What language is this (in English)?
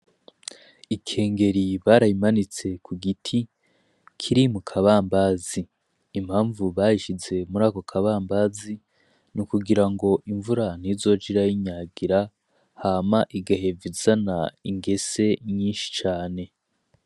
Rundi